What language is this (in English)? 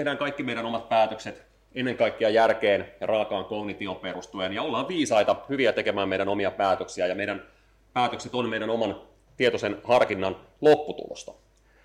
Finnish